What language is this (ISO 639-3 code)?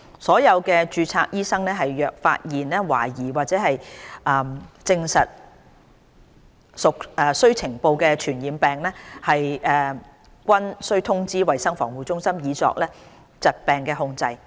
yue